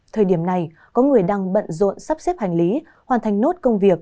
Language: Vietnamese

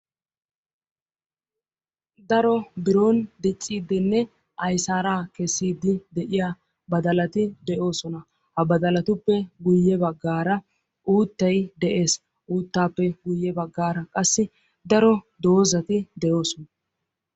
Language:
Wolaytta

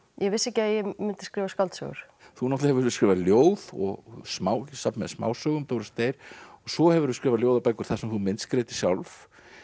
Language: Icelandic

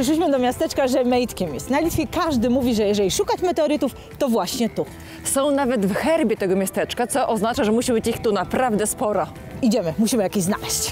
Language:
Polish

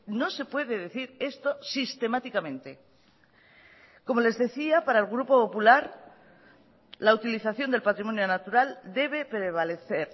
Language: Spanish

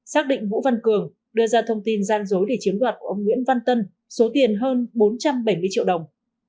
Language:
Vietnamese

